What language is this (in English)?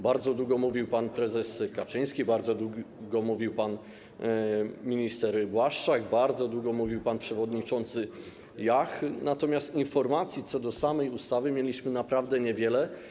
Polish